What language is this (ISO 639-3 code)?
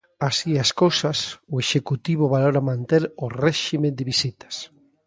glg